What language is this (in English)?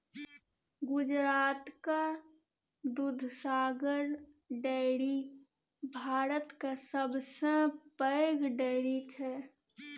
Maithili